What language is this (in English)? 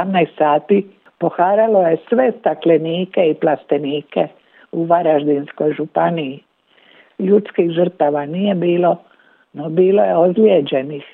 Croatian